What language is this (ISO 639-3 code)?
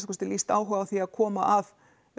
isl